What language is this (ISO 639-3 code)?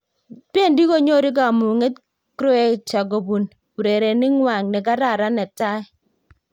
kln